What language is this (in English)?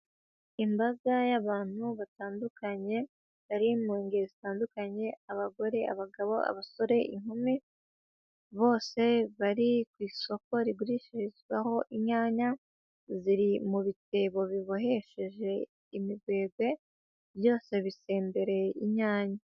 Kinyarwanda